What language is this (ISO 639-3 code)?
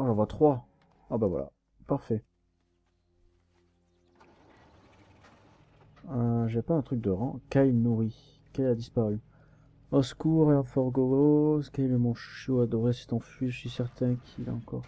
fra